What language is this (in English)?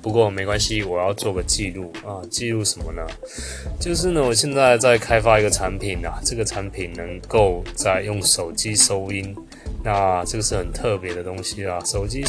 Chinese